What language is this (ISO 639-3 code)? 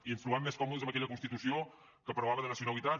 cat